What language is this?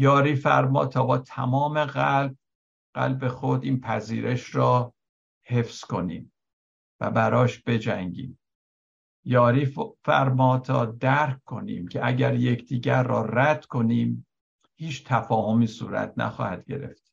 Persian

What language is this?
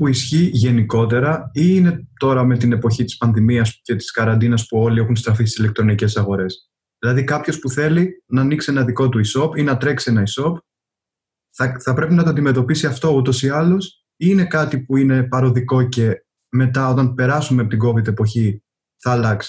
Greek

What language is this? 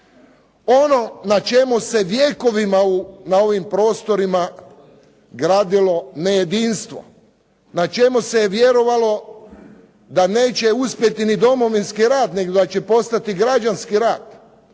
Croatian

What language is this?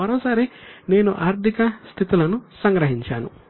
Telugu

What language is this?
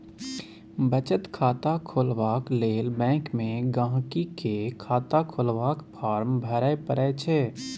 Maithili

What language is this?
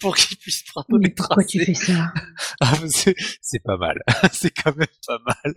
French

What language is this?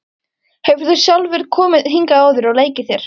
Icelandic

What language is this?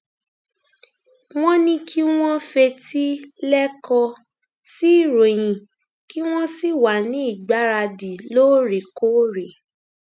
Yoruba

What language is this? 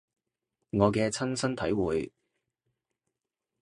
Cantonese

